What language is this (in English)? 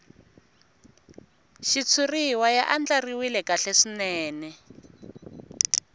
Tsonga